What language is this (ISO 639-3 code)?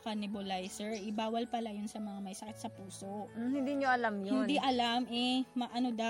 fil